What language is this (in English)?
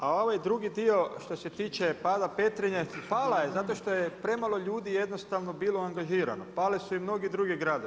Croatian